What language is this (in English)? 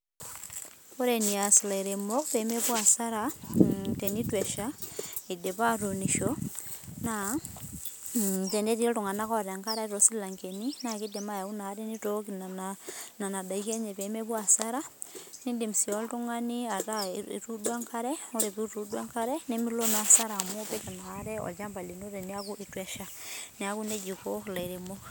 Masai